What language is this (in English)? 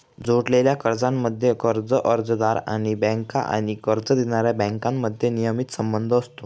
Marathi